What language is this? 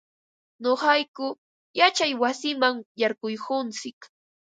Ambo-Pasco Quechua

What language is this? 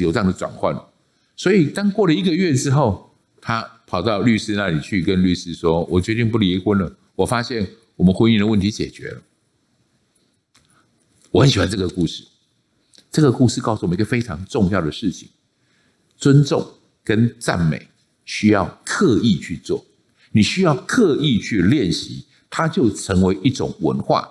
Chinese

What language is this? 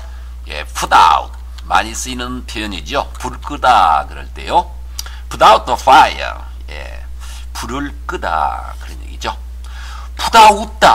Korean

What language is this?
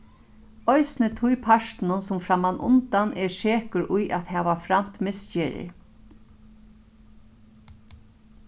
Faroese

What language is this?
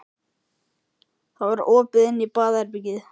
Icelandic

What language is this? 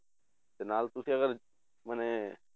Punjabi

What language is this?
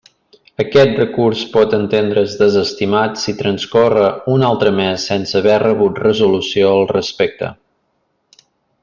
Catalan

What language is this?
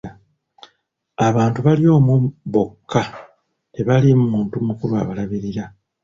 Ganda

